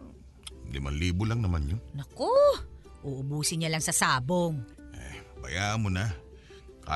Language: Filipino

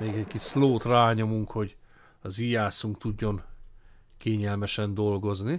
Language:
Hungarian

